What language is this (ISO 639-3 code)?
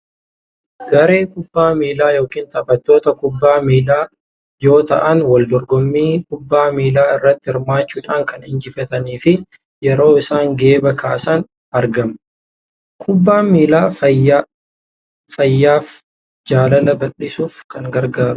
orm